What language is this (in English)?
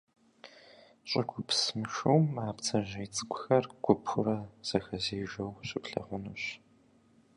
Kabardian